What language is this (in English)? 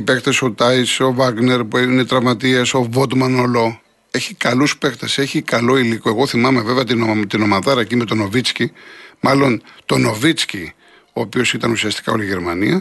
Greek